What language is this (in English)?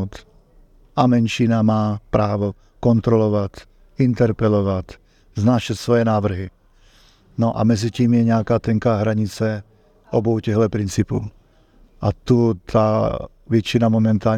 Czech